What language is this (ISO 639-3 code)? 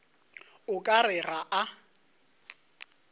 nso